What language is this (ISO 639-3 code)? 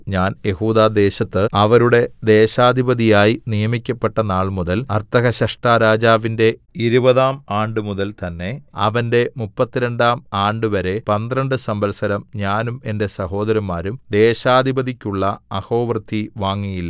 mal